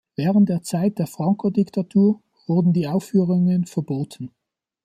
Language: German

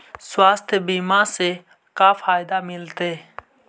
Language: Magahi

